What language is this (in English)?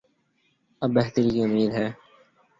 Urdu